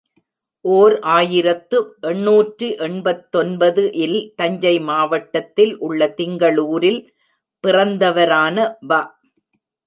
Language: Tamil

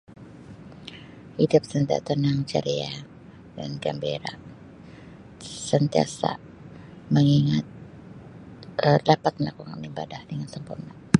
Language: Sabah Malay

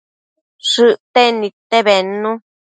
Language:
Matsés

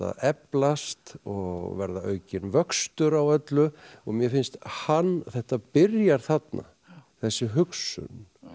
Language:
Icelandic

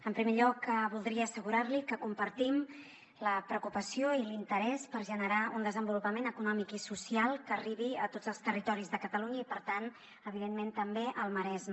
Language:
Catalan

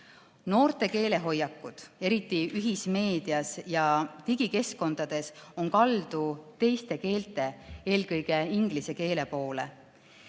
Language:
Estonian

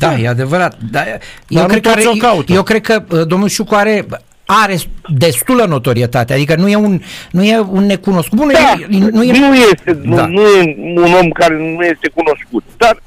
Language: Romanian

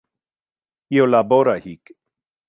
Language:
Interlingua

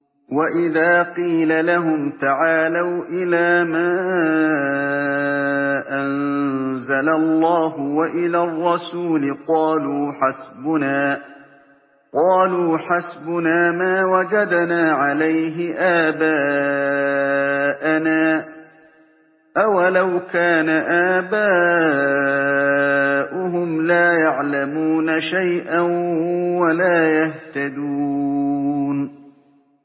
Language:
Arabic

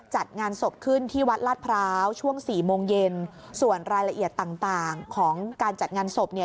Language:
Thai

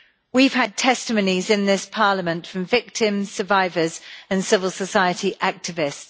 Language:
English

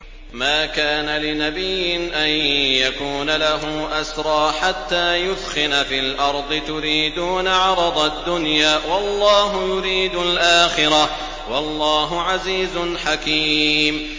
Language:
Arabic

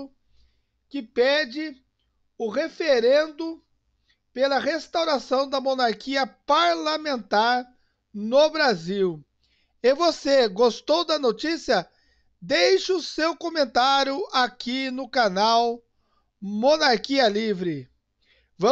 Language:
Portuguese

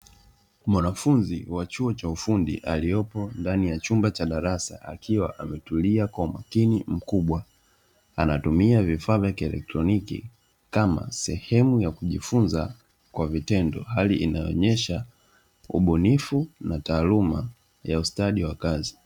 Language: Swahili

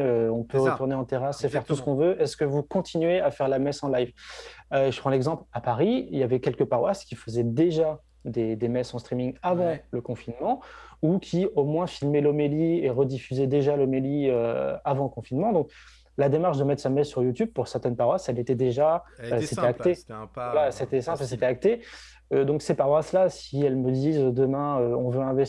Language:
French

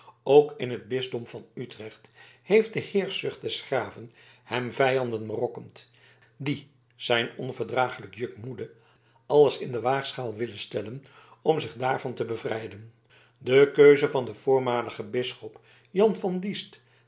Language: Dutch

